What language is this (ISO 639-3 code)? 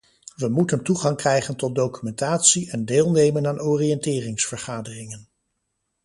nld